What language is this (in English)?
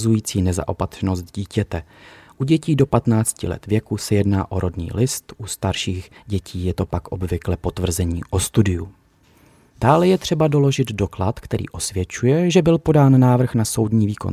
Czech